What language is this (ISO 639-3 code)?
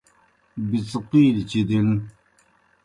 plk